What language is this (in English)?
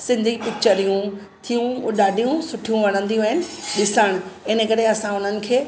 Sindhi